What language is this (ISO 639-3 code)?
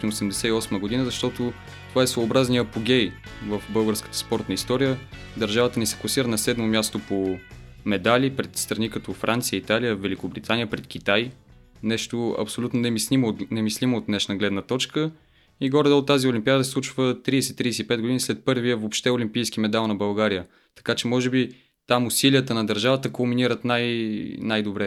bul